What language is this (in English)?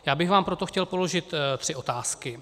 Czech